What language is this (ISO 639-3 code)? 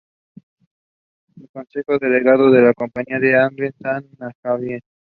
spa